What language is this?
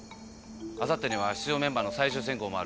Japanese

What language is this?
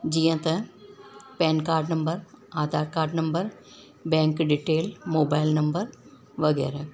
Sindhi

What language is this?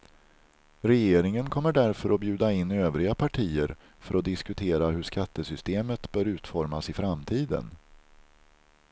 Swedish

